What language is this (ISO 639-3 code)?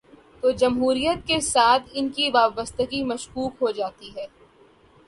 urd